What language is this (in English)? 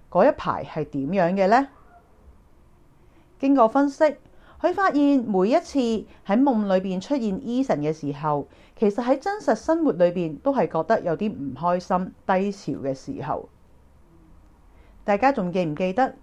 Chinese